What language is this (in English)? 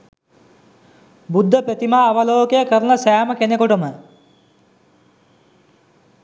Sinhala